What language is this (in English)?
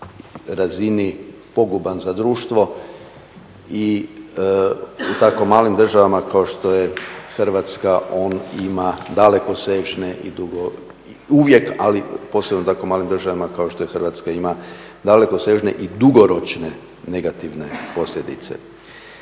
Croatian